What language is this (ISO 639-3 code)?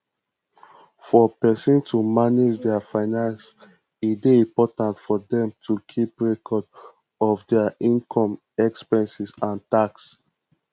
pcm